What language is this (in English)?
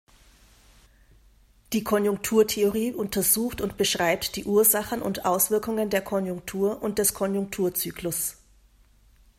German